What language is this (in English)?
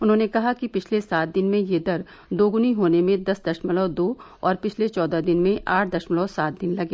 Hindi